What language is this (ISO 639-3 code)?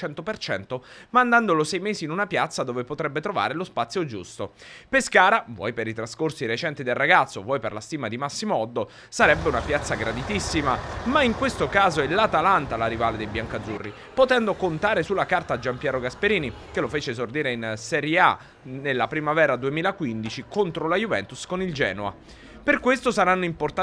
ita